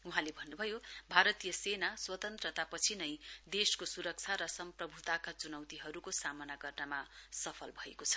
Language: Nepali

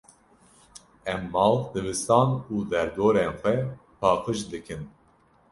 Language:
Kurdish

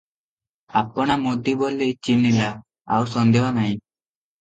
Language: Odia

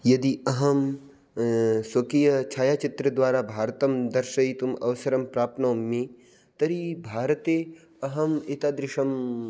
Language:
Sanskrit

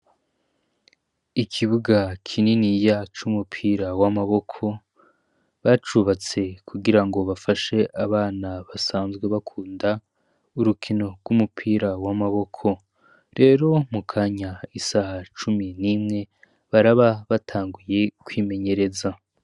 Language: Rundi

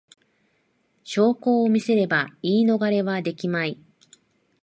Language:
Japanese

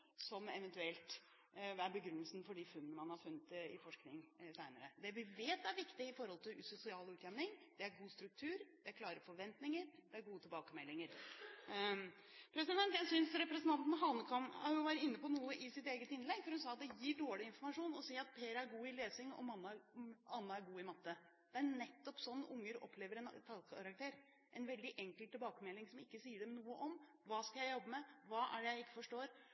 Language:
Norwegian Bokmål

